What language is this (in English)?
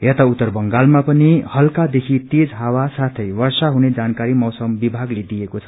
Nepali